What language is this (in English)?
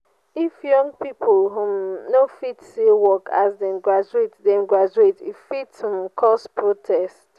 Nigerian Pidgin